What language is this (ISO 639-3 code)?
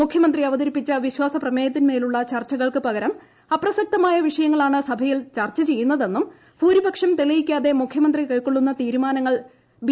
mal